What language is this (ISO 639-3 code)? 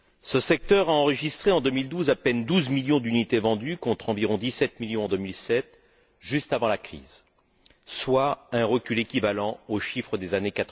fra